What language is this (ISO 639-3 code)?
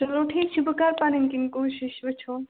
kas